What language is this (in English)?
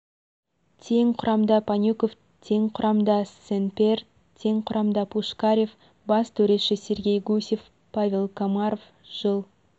Kazakh